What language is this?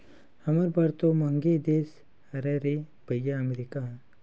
Chhattisgarhi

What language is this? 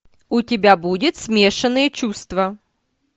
Russian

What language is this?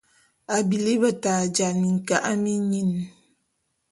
Bulu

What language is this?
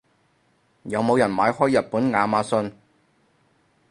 Cantonese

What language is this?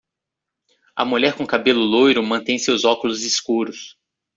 Portuguese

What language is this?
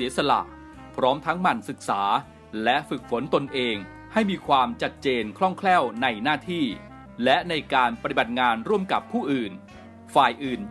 Thai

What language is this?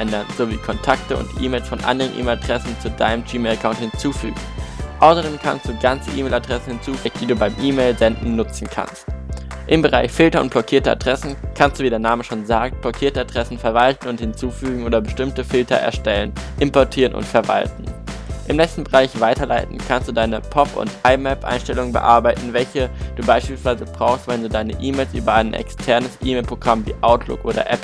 German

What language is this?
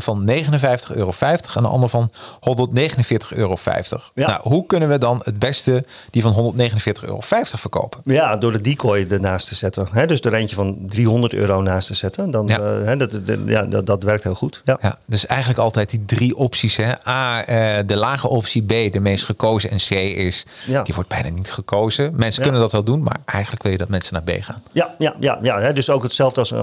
Dutch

